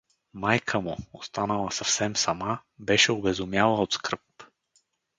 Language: Bulgarian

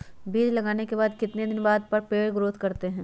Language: Magahi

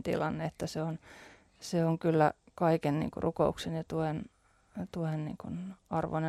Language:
Finnish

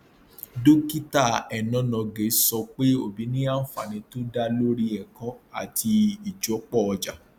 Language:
Yoruba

